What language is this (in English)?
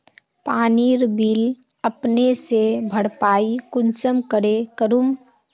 Magahi